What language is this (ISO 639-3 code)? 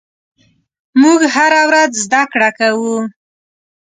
pus